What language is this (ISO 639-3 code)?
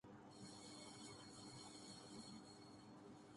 urd